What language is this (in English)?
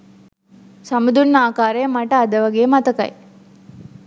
Sinhala